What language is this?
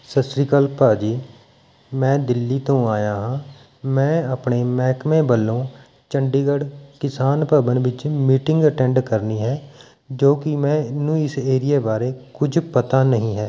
Punjabi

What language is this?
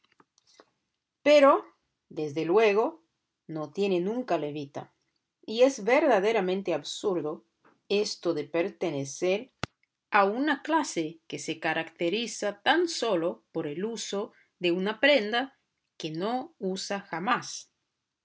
Spanish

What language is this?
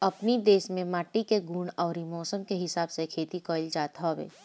Bhojpuri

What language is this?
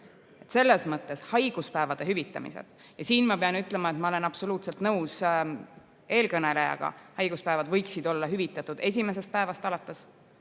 Estonian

